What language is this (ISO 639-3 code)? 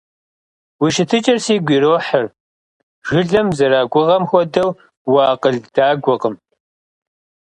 kbd